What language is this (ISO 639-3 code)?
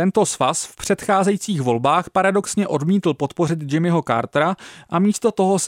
ces